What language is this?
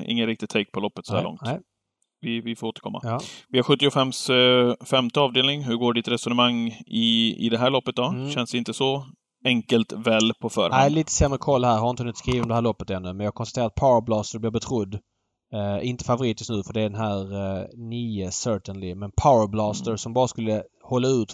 Swedish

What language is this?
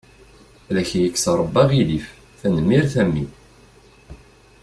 Kabyle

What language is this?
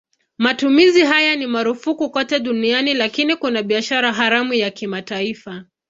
Swahili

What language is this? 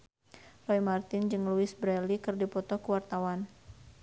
Sundanese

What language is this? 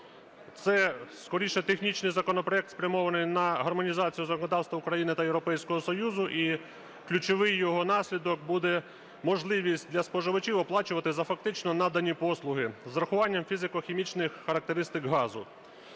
Ukrainian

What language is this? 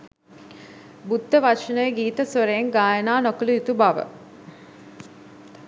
Sinhala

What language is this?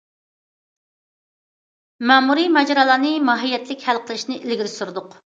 Uyghur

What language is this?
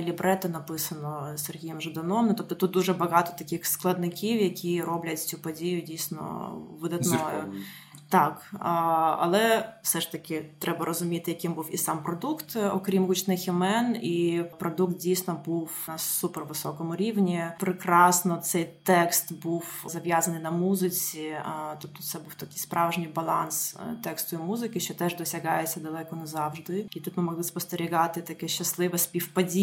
Ukrainian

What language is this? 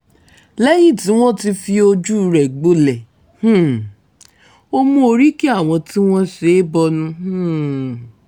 Yoruba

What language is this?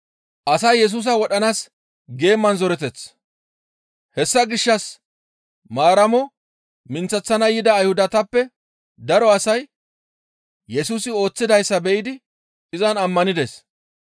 Gamo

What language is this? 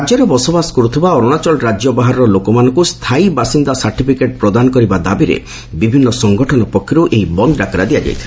Odia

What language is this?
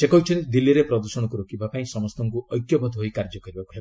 Odia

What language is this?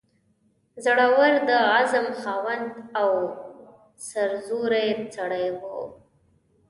Pashto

